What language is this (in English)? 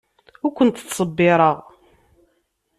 Kabyle